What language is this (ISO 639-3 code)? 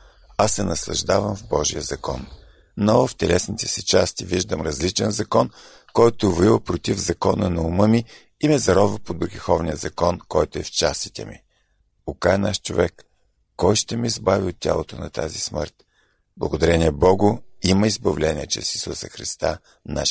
bul